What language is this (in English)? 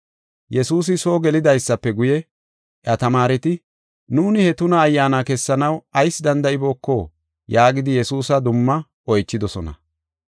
Gofa